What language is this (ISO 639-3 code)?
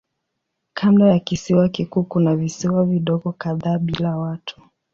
swa